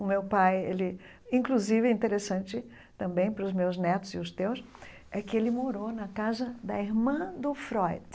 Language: Portuguese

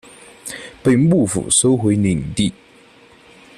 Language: Chinese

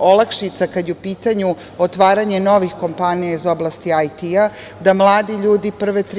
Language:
Serbian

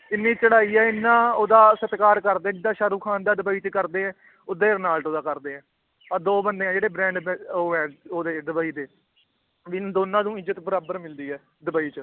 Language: Punjabi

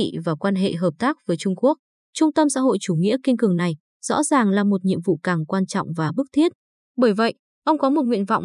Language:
Vietnamese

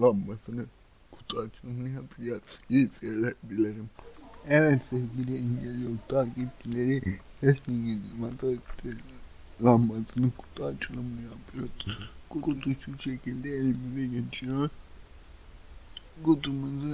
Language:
Turkish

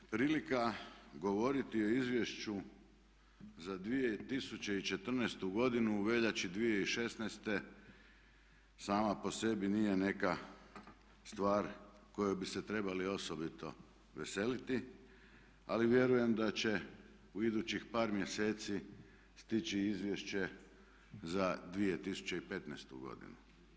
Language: Croatian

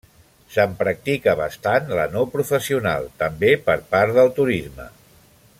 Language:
Catalan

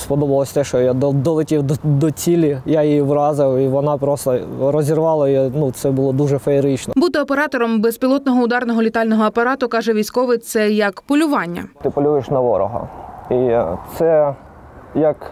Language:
Ukrainian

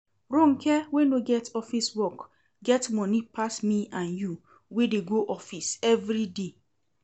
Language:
Nigerian Pidgin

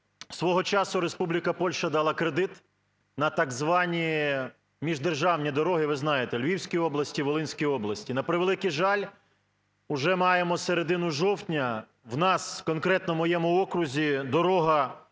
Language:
Ukrainian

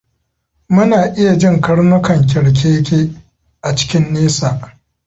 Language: Hausa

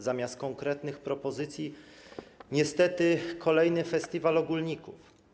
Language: Polish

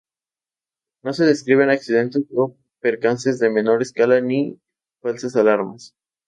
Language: Spanish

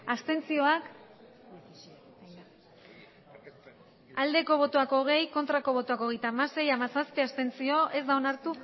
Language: Basque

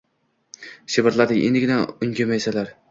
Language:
Uzbek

